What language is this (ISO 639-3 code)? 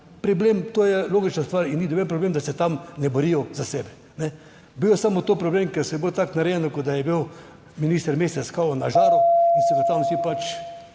slv